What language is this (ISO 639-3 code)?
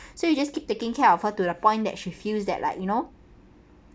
eng